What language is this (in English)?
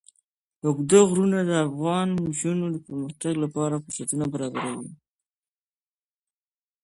Pashto